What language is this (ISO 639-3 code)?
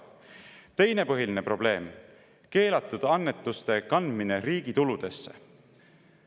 est